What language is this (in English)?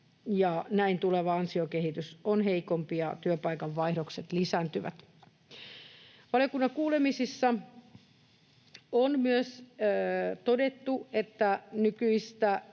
Finnish